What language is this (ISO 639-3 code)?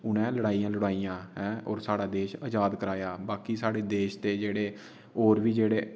doi